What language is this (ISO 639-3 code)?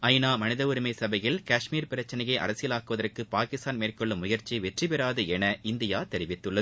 tam